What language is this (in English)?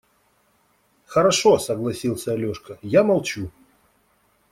Russian